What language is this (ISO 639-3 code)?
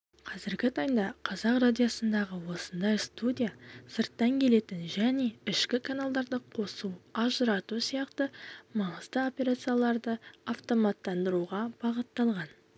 kaz